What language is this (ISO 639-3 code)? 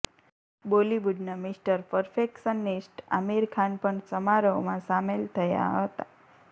guj